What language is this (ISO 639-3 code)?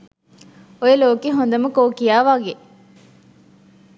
sin